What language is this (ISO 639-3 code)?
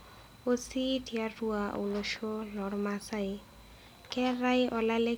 mas